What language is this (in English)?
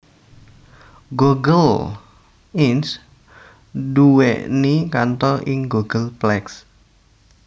Javanese